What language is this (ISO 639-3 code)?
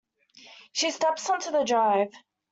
eng